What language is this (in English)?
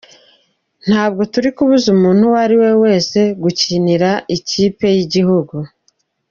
Kinyarwanda